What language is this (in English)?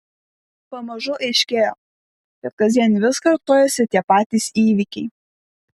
Lithuanian